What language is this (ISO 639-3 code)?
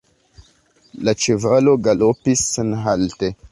epo